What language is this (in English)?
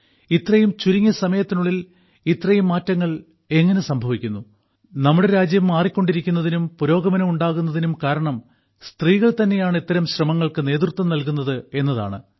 Malayalam